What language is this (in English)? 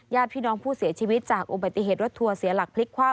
Thai